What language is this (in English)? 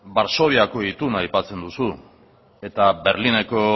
Basque